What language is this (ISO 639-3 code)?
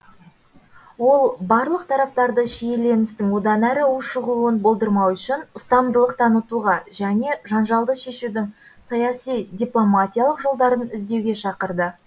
kaz